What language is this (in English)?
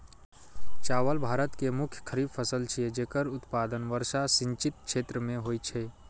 Maithili